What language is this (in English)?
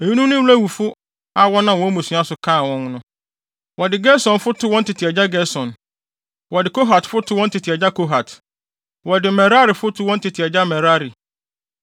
Akan